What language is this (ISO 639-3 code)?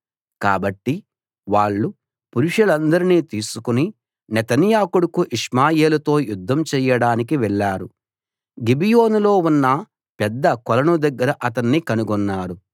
tel